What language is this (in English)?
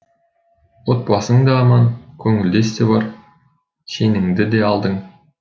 Kazakh